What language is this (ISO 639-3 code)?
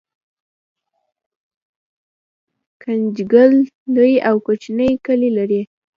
pus